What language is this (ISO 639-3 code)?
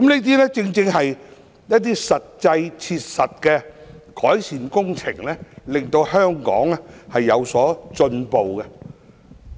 yue